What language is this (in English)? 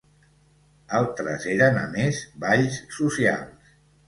Catalan